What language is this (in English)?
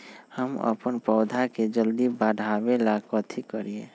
Magahi